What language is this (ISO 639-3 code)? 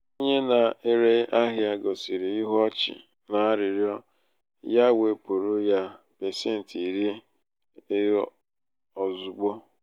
ibo